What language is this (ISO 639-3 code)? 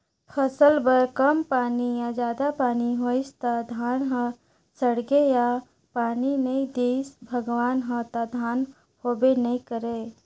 hne